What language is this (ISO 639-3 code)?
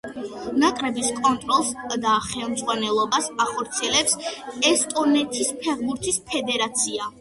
kat